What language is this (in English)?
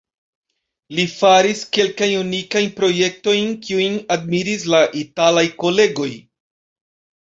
Esperanto